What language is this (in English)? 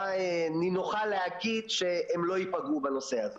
Hebrew